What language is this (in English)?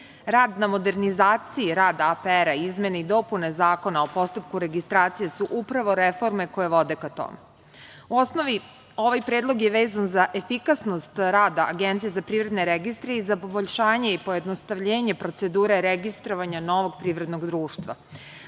Serbian